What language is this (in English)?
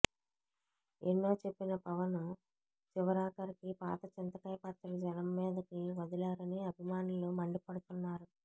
Telugu